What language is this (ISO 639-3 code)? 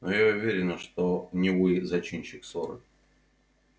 rus